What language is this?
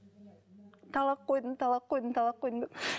Kazakh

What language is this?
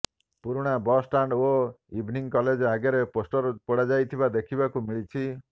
Odia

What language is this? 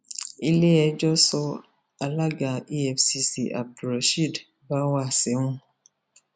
Yoruba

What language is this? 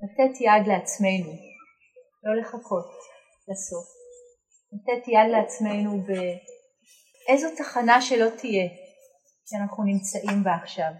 Hebrew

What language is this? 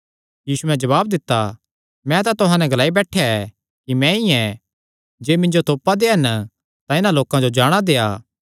Kangri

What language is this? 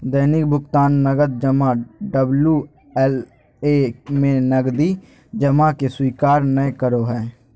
Magahi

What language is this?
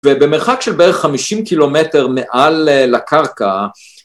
Hebrew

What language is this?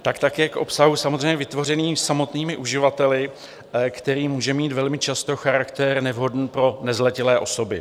Czech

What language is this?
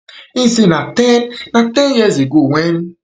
Nigerian Pidgin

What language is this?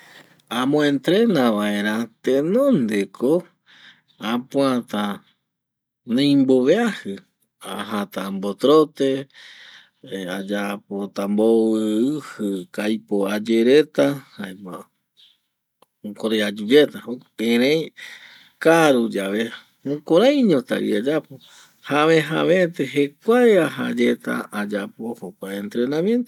Eastern Bolivian Guaraní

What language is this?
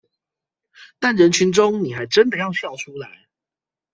Chinese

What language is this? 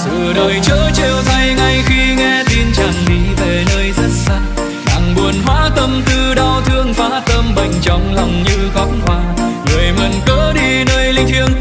Vietnamese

